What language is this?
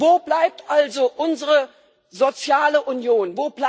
German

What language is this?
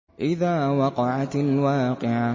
Arabic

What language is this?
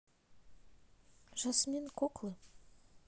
Russian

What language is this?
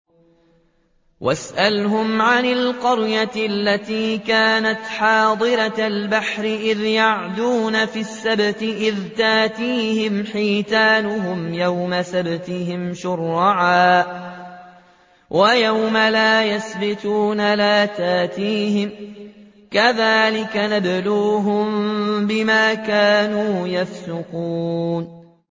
Arabic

